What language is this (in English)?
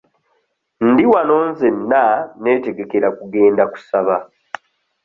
Ganda